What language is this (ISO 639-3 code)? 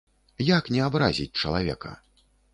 bel